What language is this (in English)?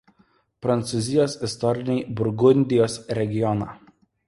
Lithuanian